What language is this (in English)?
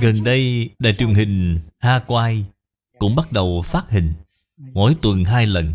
Vietnamese